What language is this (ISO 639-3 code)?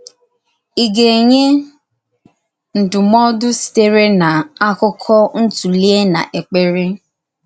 ibo